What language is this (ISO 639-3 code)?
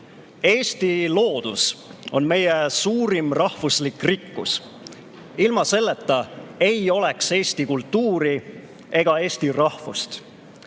est